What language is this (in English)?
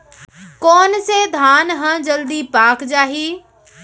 Chhattisgarhi